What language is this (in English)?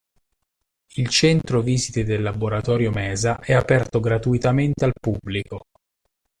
Italian